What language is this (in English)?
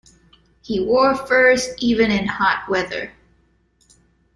English